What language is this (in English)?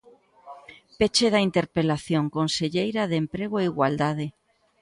Galician